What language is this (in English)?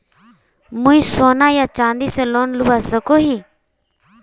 Magahi